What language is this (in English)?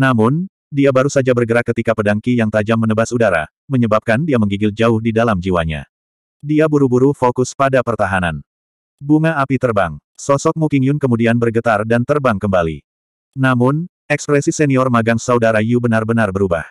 Indonesian